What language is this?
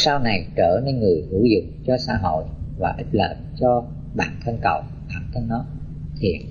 Vietnamese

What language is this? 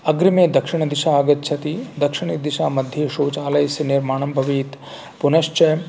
Sanskrit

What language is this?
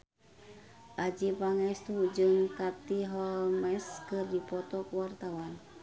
Sundanese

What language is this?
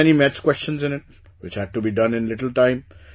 English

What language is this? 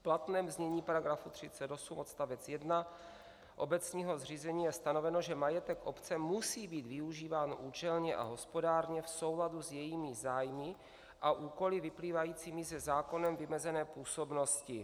Czech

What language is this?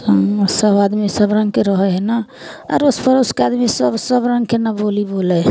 Maithili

